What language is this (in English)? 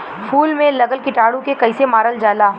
Bhojpuri